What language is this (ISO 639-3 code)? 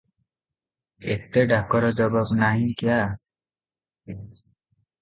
ori